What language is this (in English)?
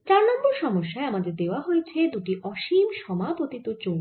Bangla